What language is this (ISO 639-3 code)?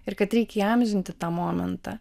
lit